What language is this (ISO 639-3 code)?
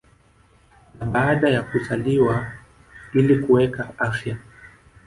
swa